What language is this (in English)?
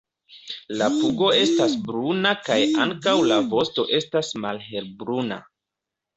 Esperanto